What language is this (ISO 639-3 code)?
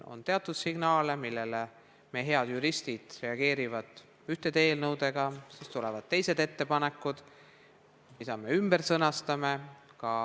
est